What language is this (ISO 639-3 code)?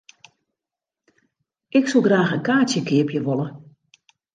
fry